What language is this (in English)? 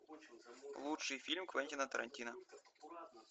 Russian